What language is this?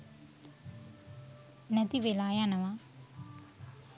Sinhala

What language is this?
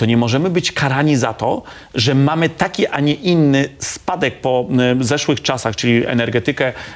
Polish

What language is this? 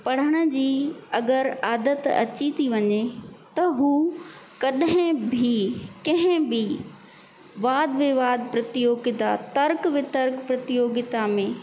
Sindhi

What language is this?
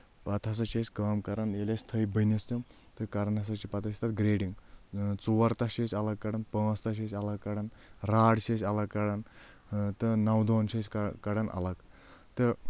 Kashmiri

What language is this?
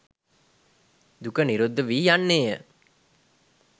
Sinhala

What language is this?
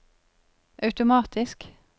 Norwegian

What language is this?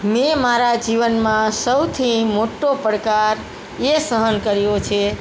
Gujarati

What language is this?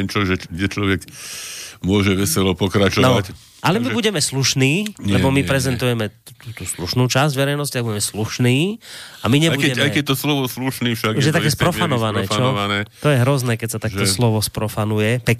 Slovak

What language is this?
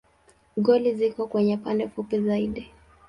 Swahili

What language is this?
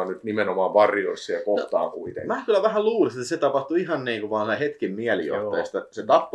Finnish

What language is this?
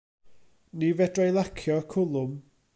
Welsh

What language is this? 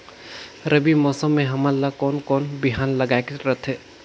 Chhattisgarhi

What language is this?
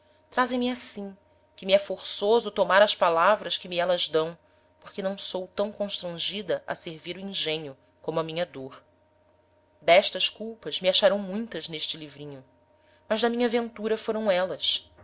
Portuguese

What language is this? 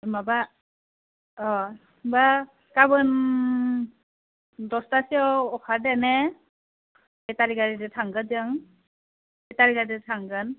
Bodo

